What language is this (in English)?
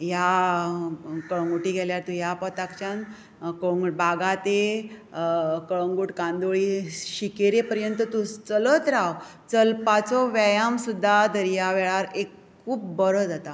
Konkani